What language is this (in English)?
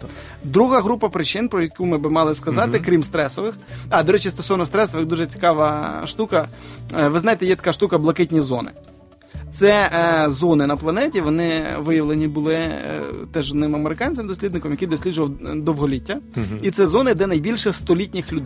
Ukrainian